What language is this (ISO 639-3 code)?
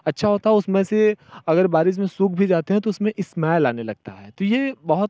hin